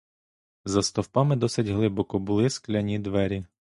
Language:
Ukrainian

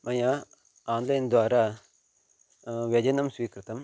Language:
Sanskrit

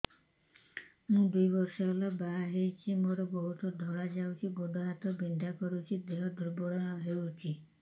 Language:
Odia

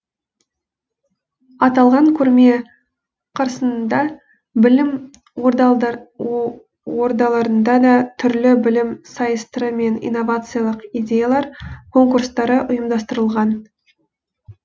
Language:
Kazakh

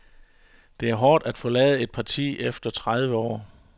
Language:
Danish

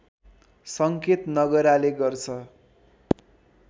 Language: Nepali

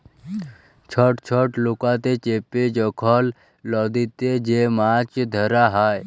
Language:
Bangla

